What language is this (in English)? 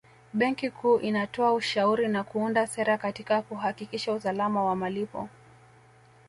Swahili